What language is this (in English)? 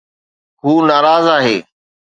Sindhi